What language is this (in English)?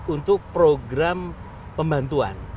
Indonesian